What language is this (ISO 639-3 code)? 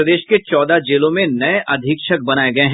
hin